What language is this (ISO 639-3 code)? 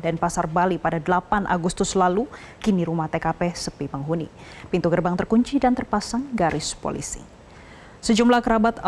ind